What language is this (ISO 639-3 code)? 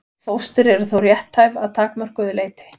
isl